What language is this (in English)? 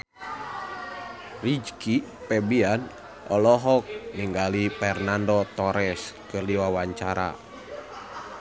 Sundanese